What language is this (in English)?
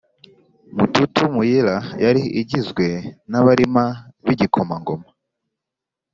Kinyarwanda